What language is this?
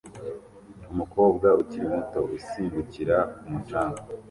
Kinyarwanda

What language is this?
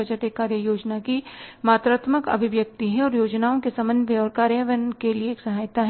Hindi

